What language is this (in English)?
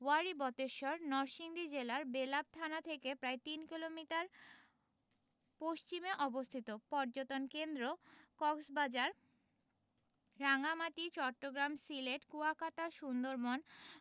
Bangla